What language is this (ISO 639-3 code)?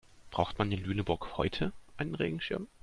deu